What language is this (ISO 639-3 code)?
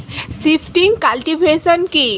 ben